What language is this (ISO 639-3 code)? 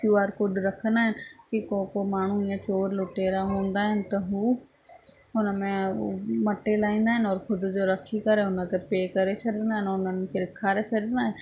snd